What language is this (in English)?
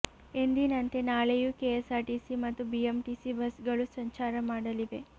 Kannada